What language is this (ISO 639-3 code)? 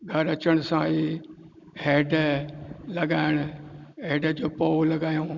snd